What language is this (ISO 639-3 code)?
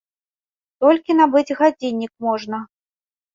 bel